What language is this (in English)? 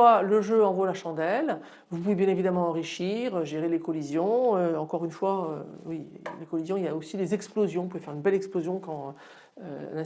French